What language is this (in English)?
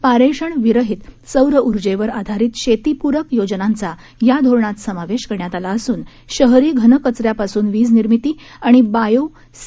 Marathi